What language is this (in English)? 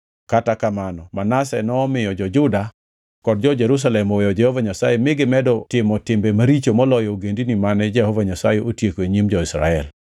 Luo (Kenya and Tanzania)